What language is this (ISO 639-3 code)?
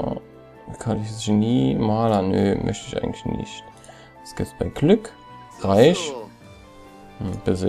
deu